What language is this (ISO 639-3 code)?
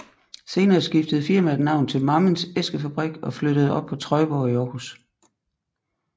dan